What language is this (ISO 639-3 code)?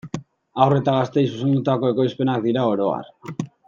eus